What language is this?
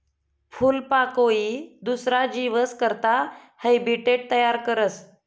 Marathi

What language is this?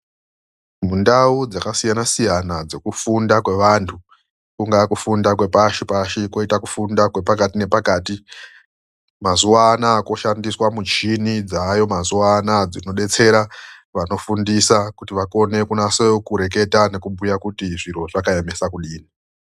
Ndau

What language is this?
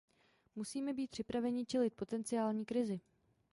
Czech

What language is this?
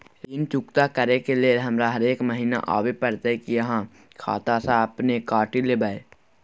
Maithili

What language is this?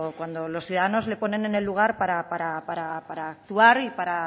Spanish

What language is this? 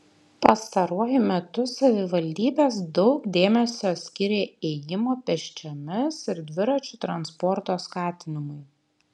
Lithuanian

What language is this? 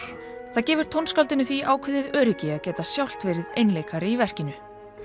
Icelandic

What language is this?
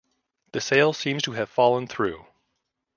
English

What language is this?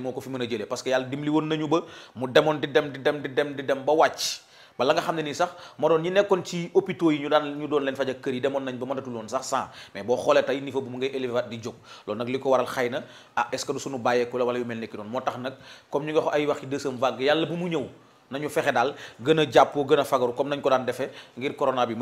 Indonesian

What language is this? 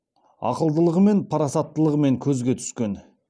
Kazakh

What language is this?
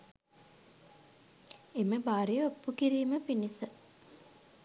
Sinhala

